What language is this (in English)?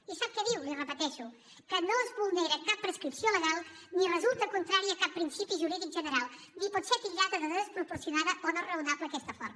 Catalan